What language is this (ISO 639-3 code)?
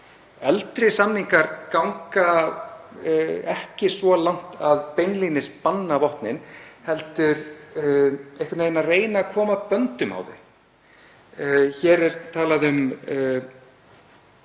isl